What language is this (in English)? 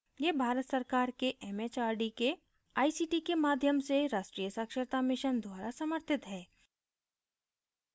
Hindi